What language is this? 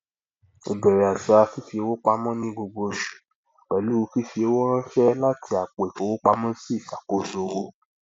Yoruba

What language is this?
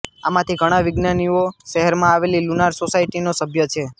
Gujarati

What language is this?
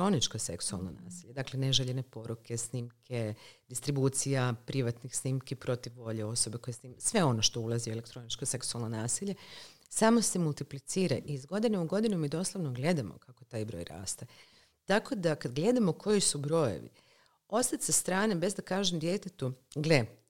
Croatian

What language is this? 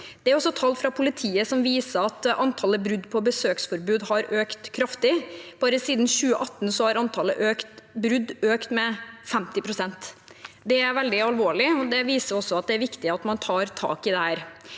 Norwegian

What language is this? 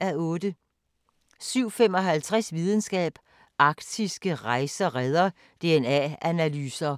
Danish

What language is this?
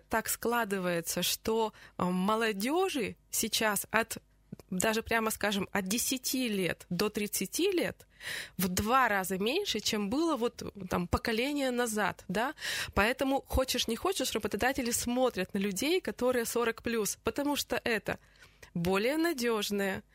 Russian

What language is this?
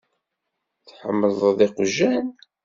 Kabyle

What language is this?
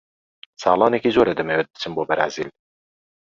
Central Kurdish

